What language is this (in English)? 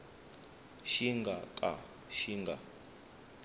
Tsonga